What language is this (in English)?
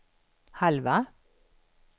Swedish